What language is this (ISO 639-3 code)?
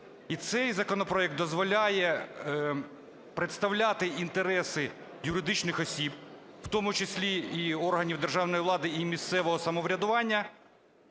ukr